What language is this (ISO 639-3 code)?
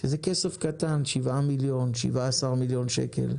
heb